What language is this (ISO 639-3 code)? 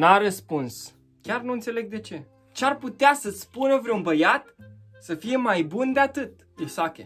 ron